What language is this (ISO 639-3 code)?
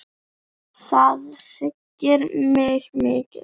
isl